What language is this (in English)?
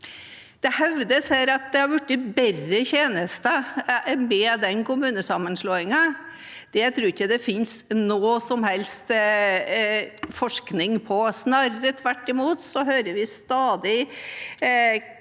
Norwegian